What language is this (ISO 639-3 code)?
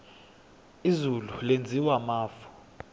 nbl